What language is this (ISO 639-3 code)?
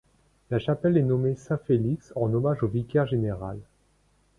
fra